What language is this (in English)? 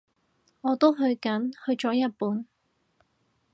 Cantonese